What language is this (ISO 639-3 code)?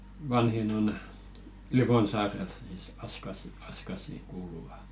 fin